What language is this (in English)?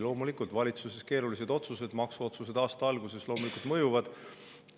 Estonian